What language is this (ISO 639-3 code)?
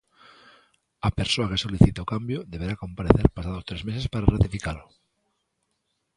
glg